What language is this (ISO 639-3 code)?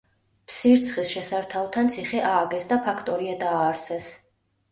kat